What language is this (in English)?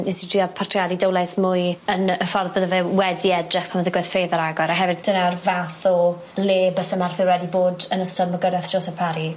Welsh